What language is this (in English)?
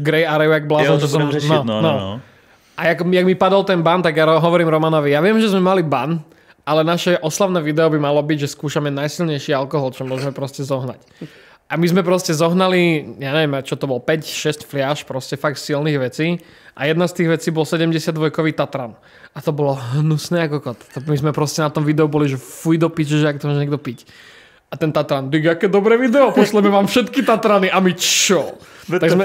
Czech